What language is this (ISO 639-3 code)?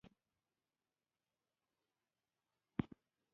pus